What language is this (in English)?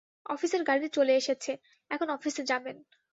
Bangla